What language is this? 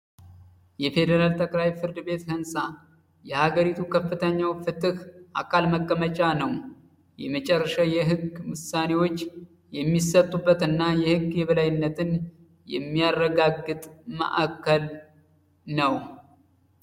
Amharic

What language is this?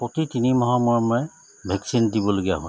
Assamese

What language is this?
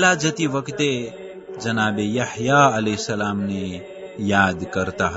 Arabic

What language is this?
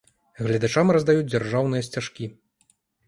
Belarusian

